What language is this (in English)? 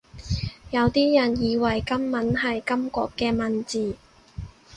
Cantonese